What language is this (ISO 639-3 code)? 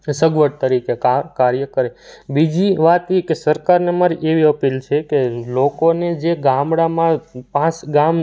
guj